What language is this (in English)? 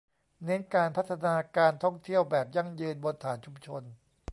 Thai